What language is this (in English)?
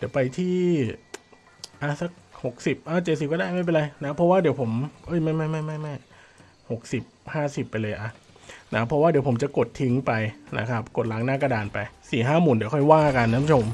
Thai